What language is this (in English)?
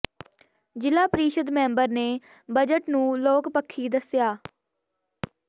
Punjabi